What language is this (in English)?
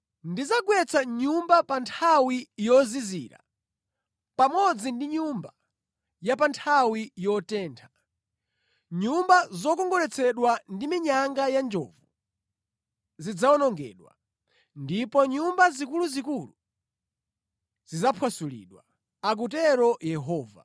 Nyanja